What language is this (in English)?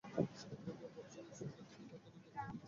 Bangla